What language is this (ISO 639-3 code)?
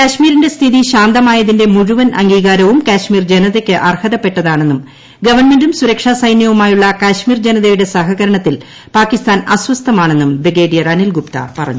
mal